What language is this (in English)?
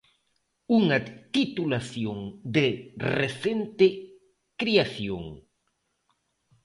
Galician